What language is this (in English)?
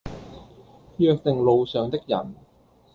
Cantonese